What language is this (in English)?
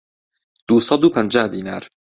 Central Kurdish